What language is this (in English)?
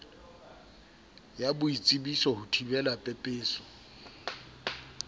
Southern Sotho